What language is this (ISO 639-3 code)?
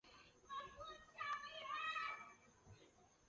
zho